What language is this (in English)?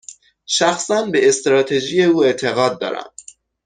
Persian